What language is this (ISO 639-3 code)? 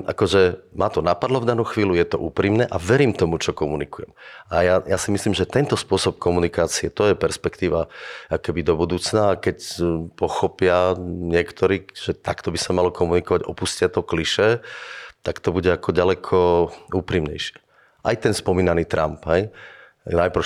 slk